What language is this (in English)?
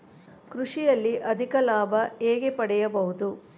Kannada